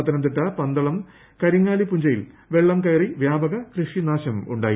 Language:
Malayalam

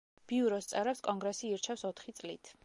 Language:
Georgian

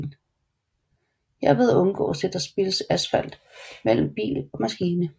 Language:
Danish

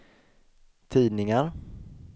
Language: Swedish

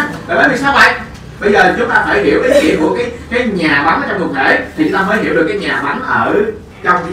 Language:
Vietnamese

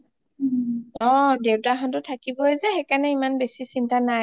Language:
Assamese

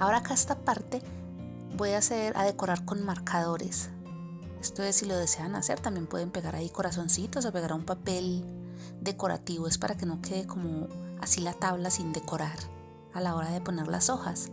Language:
Spanish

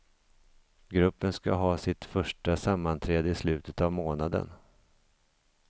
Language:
Swedish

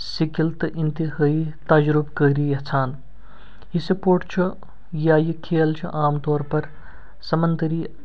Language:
Kashmiri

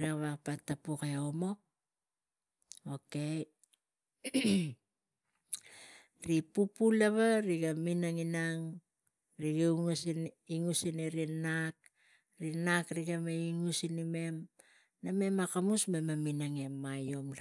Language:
Tigak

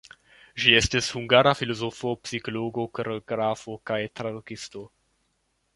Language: Esperanto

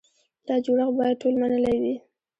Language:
Pashto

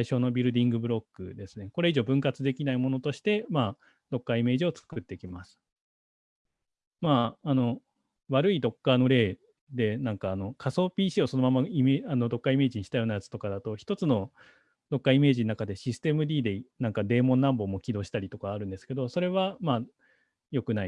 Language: Japanese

